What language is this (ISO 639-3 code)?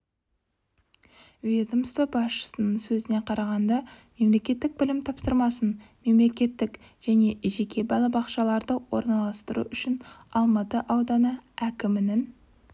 kaz